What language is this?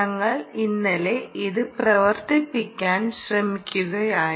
Malayalam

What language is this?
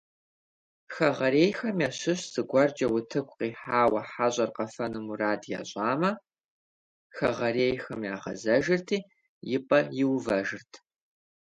Kabardian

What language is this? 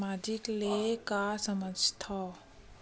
Chhattisgarhi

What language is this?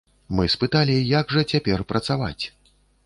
Belarusian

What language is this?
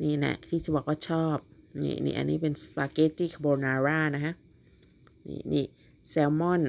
Thai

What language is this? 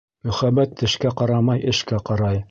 Bashkir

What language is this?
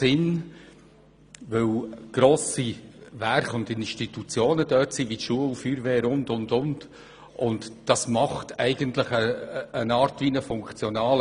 Swiss German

